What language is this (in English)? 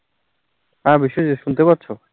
Bangla